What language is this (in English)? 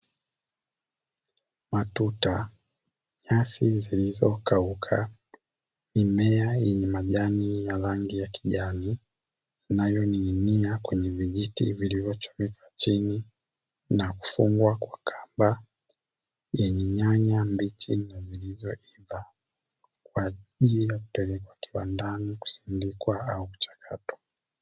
Swahili